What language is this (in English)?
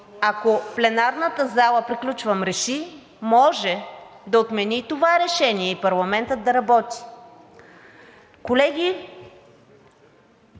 Bulgarian